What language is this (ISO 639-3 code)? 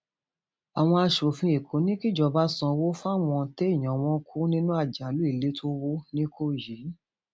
yor